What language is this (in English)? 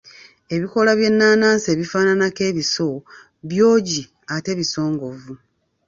Ganda